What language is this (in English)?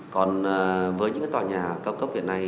Vietnamese